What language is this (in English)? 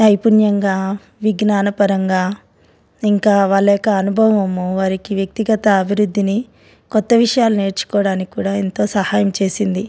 Telugu